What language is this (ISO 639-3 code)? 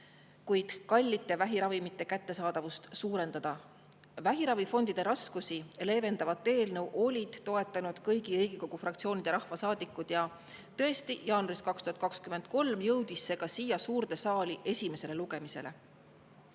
est